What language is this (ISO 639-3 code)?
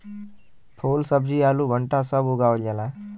bho